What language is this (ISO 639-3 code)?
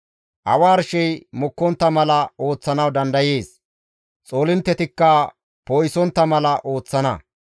gmv